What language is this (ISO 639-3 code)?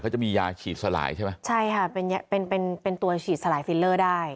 tha